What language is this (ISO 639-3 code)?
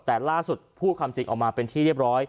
tha